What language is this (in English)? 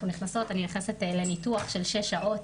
Hebrew